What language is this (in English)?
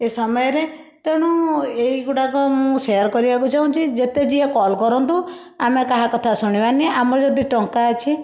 Odia